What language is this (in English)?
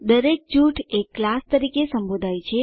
Gujarati